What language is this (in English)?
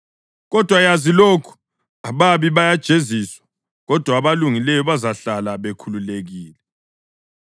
North Ndebele